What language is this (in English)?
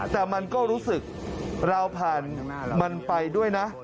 Thai